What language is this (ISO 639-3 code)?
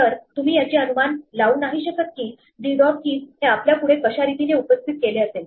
mar